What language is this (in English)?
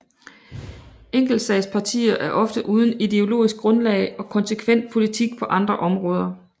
Danish